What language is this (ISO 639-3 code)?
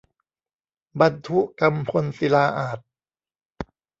tha